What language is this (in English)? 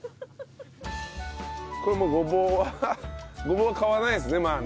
Japanese